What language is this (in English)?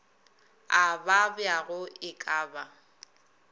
Northern Sotho